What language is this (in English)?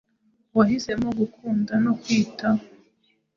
Kinyarwanda